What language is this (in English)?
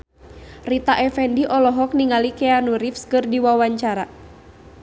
Sundanese